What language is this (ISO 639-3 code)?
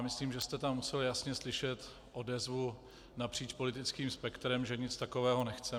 ces